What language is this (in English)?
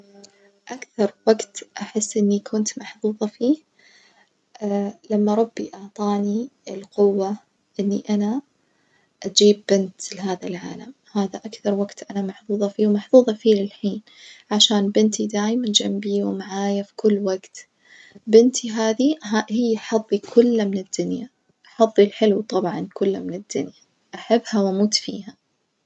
Najdi Arabic